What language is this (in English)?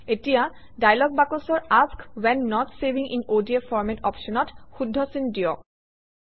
Assamese